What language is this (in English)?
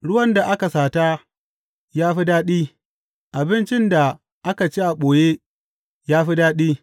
Hausa